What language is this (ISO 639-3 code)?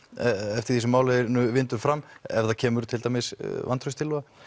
isl